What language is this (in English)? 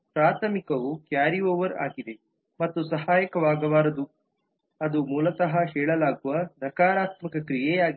Kannada